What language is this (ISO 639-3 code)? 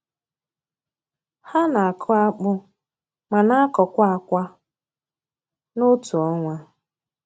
ibo